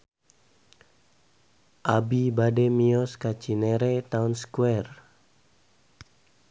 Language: Sundanese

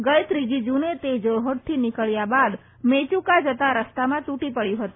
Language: Gujarati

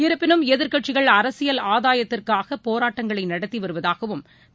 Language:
Tamil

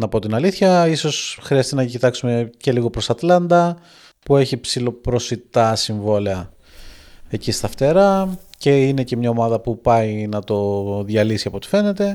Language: Greek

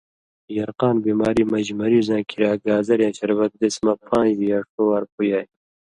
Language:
Indus Kohistani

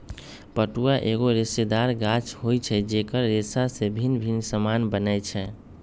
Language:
Magahi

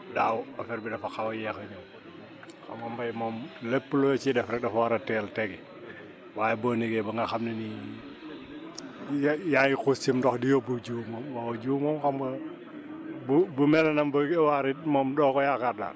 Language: Wolof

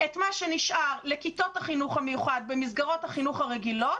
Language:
Hebrew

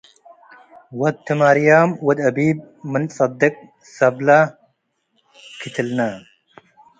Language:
Tigre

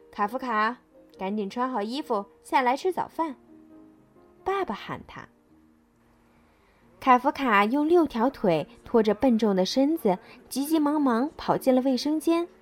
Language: Chinese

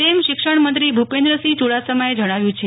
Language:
Gujarati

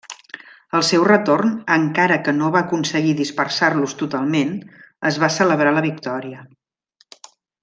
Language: Catalan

